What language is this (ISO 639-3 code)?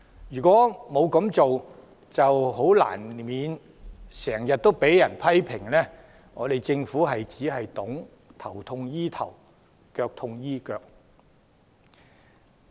yue